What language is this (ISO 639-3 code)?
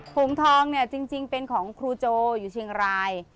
tha